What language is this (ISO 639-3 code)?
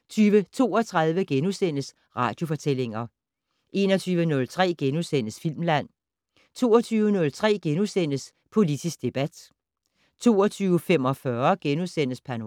dan